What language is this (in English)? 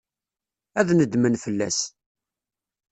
Kabyle